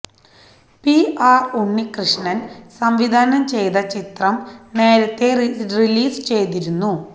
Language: Malayalam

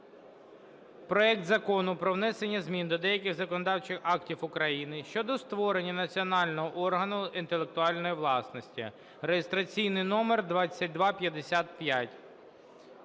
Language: Ukrainian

